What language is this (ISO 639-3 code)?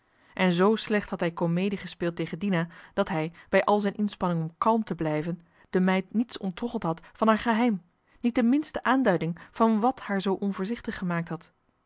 nld